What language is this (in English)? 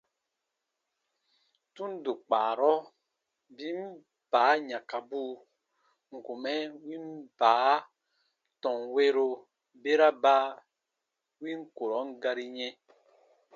Baatonum